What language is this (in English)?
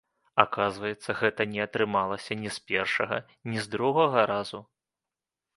Belarusian